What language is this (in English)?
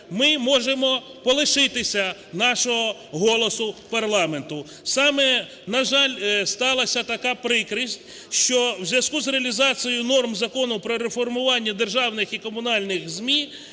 Ukrainian